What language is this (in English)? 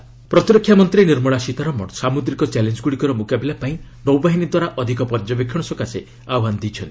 Odia